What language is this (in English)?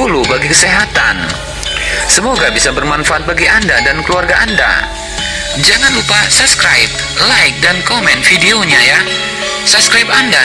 Indonesian